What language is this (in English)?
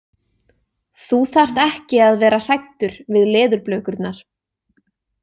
Icelandic